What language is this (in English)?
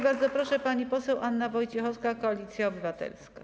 Polish